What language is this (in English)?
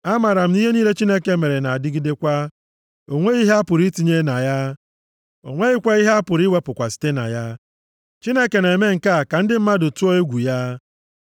Igbo